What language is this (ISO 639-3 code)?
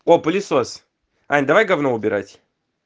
rus